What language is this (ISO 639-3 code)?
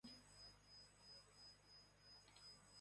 zho